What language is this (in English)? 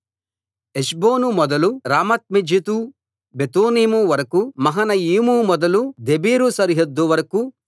Telugu